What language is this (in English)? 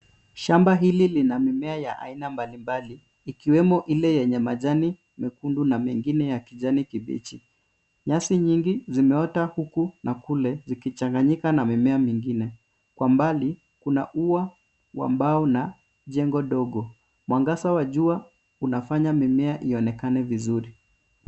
Swahili